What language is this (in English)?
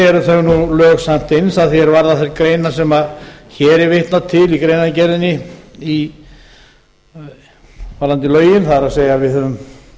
Icelandic